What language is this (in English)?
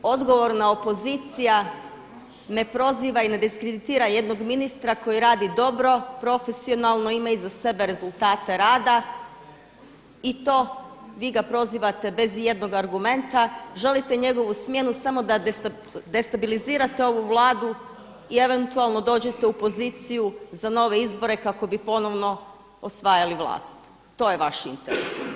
Croatian